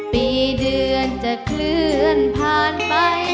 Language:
Thai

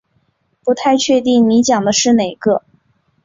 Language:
Chinese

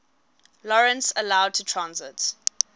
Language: English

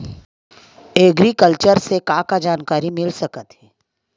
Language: Chhattisgarhi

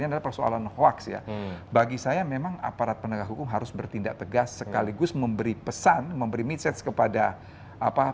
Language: Indonesian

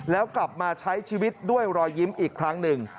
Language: Thai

